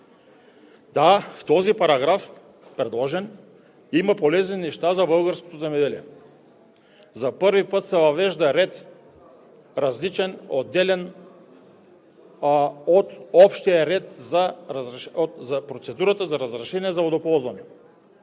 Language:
Bulgarian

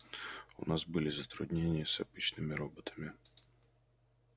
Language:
Russian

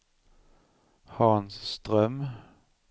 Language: Swedish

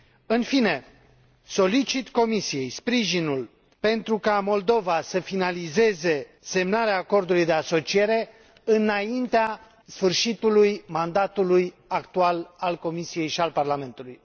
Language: Romanian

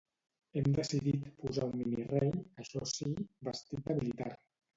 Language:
Catalan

